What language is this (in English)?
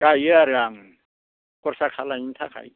Bodo